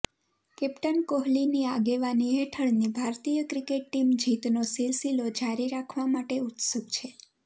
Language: Gujarati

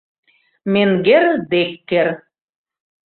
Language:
Mari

